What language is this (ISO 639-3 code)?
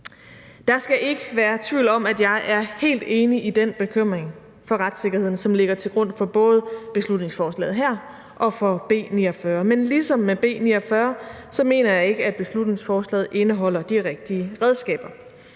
dan